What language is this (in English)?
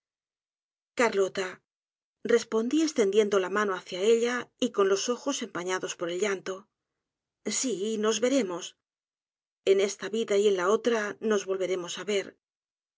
Spanish